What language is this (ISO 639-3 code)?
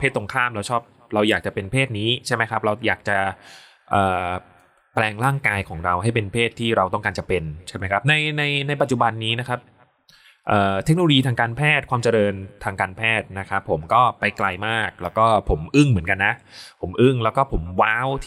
tha